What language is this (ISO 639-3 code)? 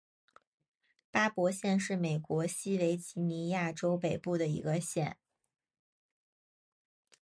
zho